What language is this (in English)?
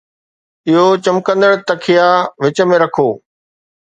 Sindhi